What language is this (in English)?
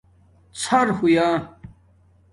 Domaaki